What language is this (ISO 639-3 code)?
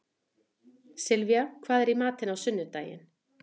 isl